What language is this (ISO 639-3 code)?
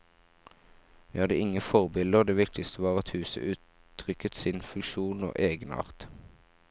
nor